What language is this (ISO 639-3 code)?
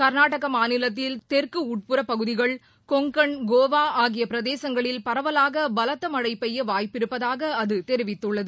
tam